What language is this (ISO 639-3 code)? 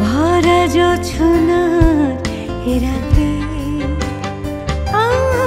ben